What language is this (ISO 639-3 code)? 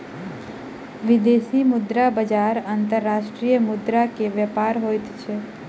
mai